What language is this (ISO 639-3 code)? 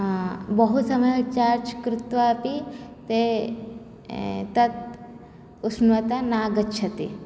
san